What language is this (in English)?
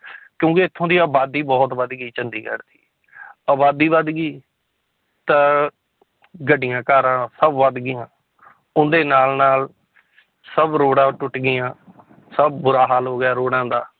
Punjabi